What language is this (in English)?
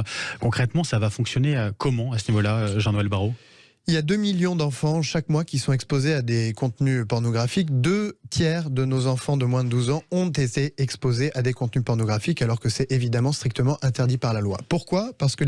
French